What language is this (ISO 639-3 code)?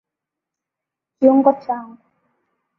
swa